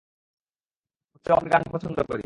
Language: Bangla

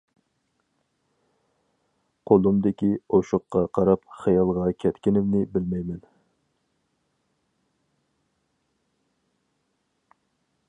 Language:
Uyghur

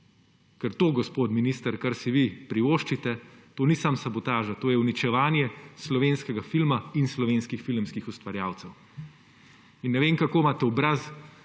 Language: Slovenian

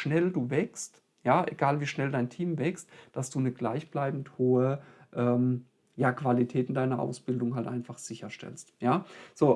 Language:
German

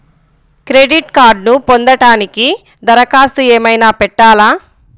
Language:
Telugu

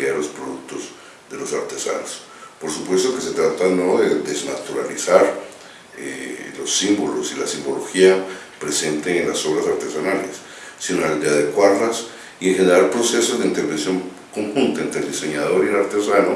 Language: Spanish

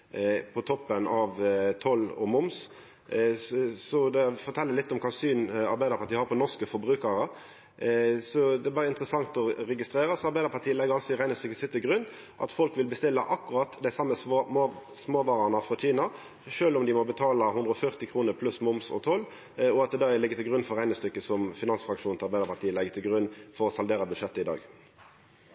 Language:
Norwegian Nynorsk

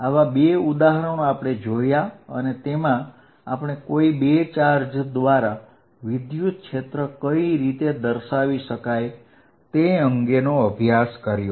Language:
Gujarati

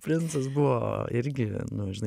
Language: Lithuanian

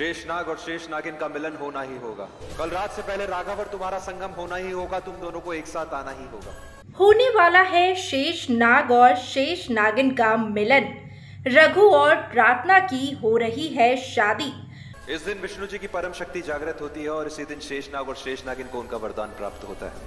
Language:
Hindi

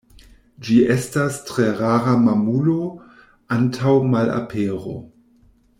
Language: Esperanto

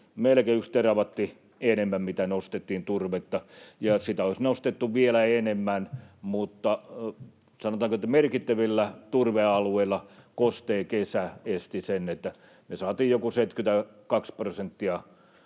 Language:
Finnish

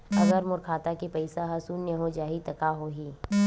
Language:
Chhattisgarhi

